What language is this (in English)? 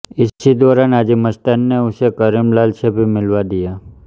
Hindi